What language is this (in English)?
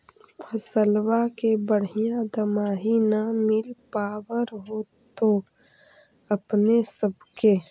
Magahi